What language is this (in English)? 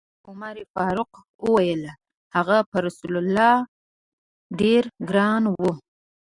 Pashto